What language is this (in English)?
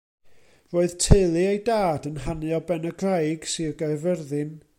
Welsh